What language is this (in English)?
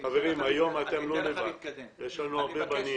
Hebrew